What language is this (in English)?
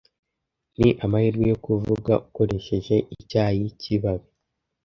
Kinyarwanda